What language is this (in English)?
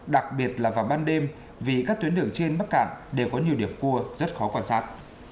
Vietnamese